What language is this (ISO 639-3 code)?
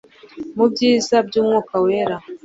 kin